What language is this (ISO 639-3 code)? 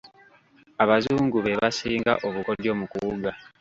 lug